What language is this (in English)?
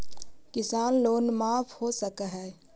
Magahi